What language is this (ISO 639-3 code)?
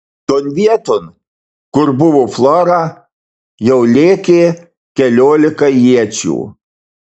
lit